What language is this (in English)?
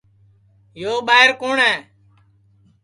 Sansi